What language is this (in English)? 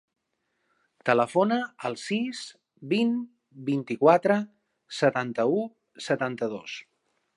Catalan